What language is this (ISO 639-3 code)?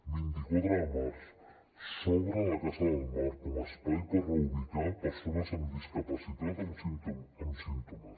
cat